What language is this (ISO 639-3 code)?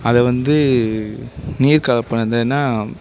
tam